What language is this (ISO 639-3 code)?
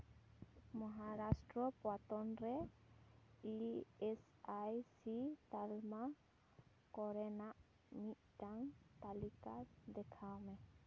sat